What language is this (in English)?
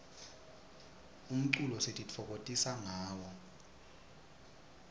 Swati